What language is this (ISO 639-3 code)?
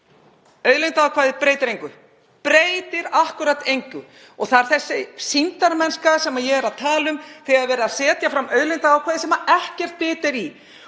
isl